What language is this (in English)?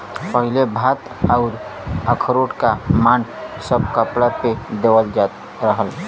Bhojpuri